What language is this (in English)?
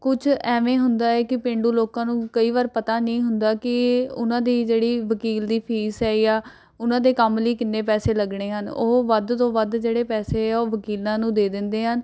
Punjabi